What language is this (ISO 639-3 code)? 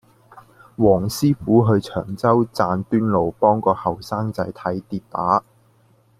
yue